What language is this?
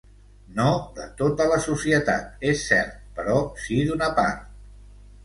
Catalan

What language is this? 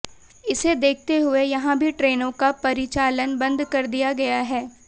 Hindi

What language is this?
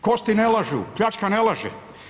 Croatian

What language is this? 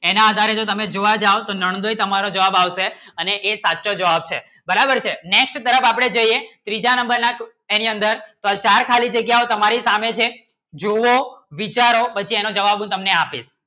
Gujarati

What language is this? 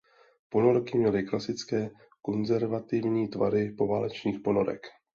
Czech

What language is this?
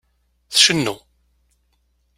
Kabyle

